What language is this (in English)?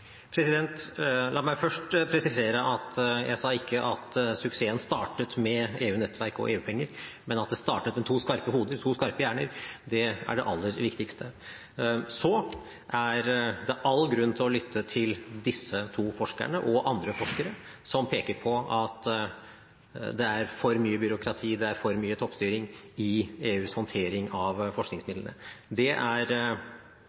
Norwegian